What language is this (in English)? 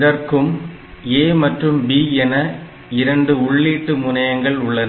Tamil